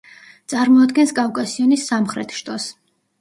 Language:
Georgian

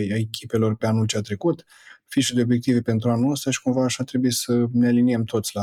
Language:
Romanian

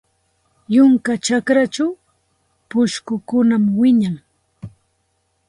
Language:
Santa Ana de Tusi Pasco Quechua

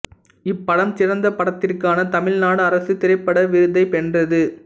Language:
Tamil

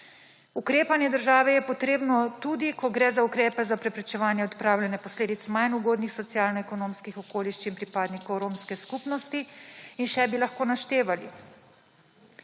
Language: Slovenian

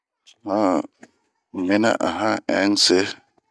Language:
Bomu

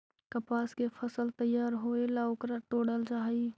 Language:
Magahi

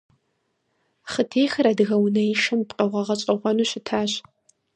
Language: Kabardian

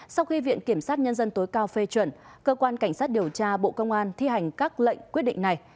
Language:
Vietnamese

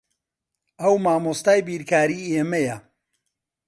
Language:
Central Kurdish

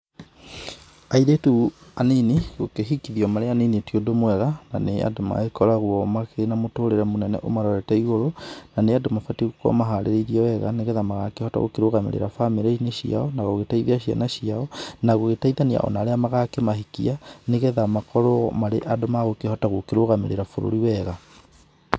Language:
Kikuyu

